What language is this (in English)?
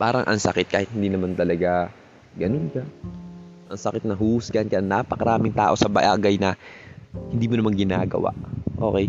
Filipino